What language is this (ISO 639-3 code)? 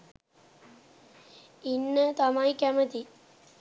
sin